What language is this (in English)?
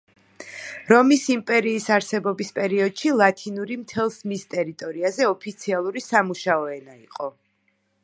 Georgian